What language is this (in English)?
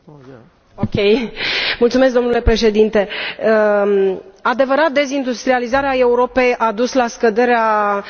Romanian